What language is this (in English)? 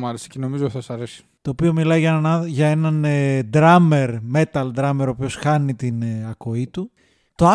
Greek